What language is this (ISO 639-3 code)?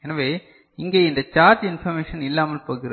tam